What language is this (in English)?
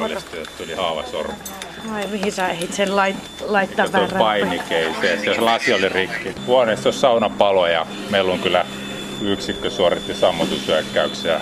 Finnish